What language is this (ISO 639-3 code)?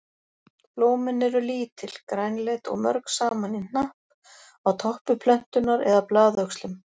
isl